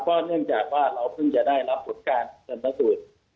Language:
Thai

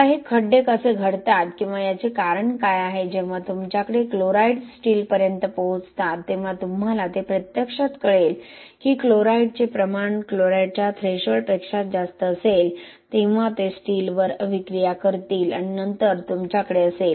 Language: Marathi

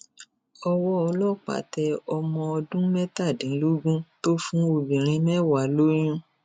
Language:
Yoruba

